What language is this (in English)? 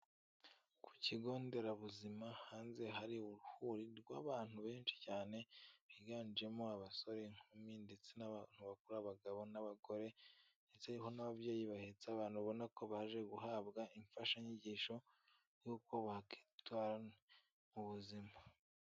Kinyarwanda